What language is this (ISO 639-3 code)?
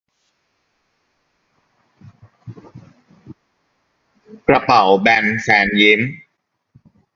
tha